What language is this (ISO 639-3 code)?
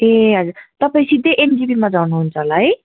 nep